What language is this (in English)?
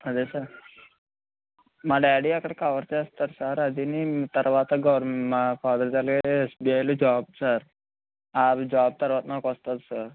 Telugu